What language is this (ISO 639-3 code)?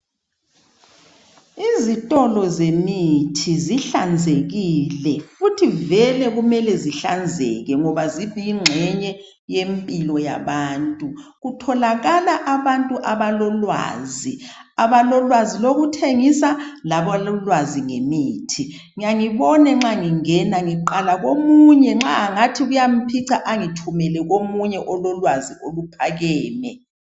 nde